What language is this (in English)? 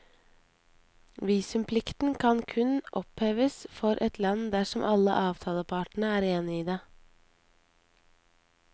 Norwegian